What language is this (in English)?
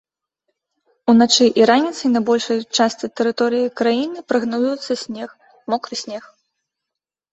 Belarusian